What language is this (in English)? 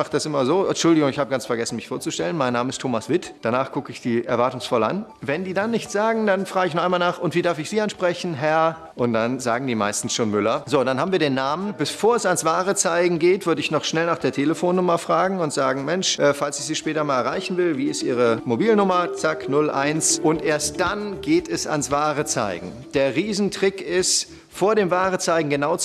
German